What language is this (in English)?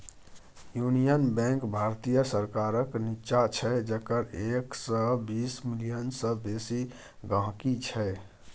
Maithili